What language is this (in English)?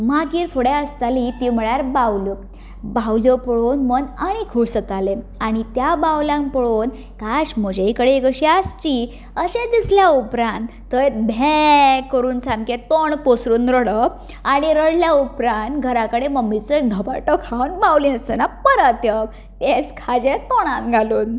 Konkani